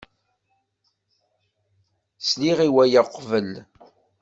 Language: Kabyle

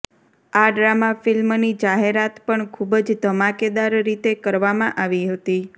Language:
Gujarati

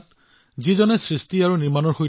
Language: Assamese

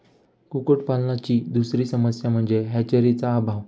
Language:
Marathi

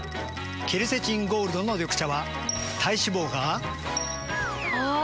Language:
Japanese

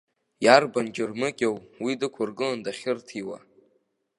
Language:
Abkhazian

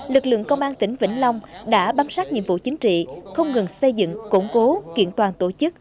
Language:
Vietnamese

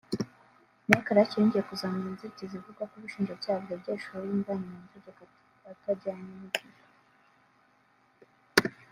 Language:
Kinyarwanda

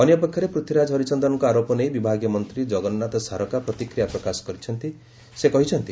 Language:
Odia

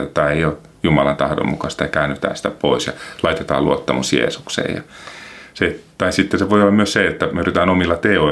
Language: Finnish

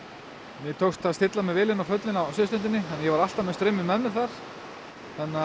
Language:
Icelandic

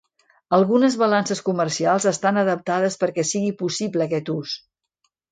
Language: Catalan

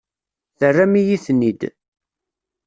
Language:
Kabyle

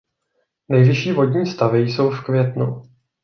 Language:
Czech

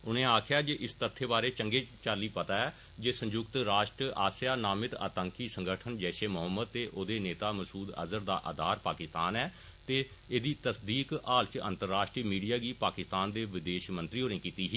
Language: Dogri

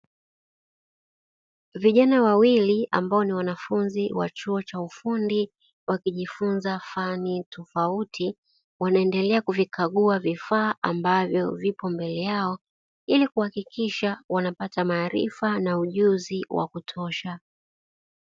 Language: Swahili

